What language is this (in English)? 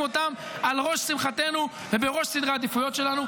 Hebrew